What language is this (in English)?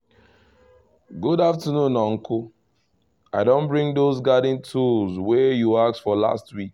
Nigerian Pidgin